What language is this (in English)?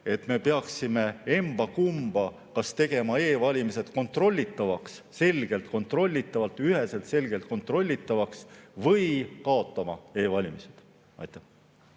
Estonian